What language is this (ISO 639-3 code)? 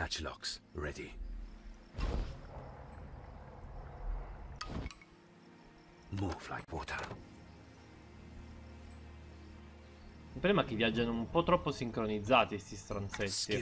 ita